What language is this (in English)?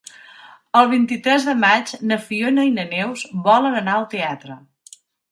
Catalan